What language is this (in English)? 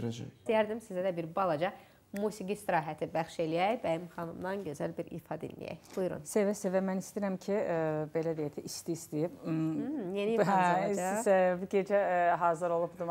Turkish